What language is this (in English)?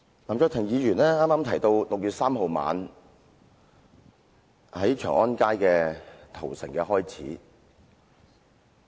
Cantonese